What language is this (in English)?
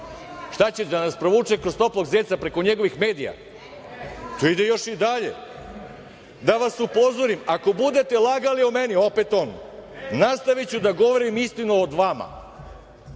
Serbian